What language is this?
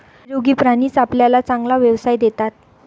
Marathi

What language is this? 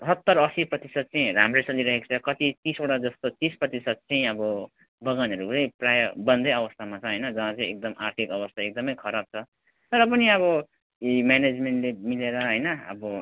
Nepali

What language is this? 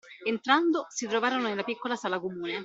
Italian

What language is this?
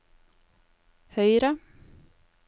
Norwegian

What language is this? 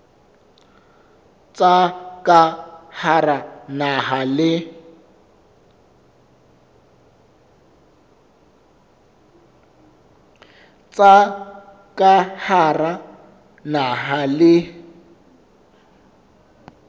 Southern Sotho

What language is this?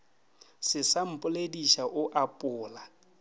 Northern Sotho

